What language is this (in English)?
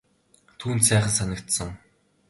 Mongolian